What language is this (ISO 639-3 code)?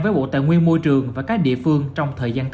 vie